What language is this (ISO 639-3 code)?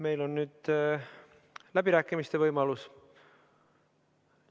est